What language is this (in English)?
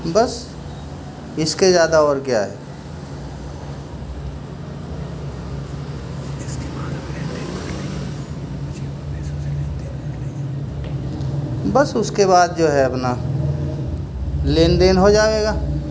Urdu